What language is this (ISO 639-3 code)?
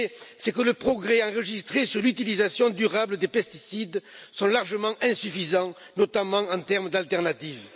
fra